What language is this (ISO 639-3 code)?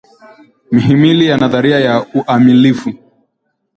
swa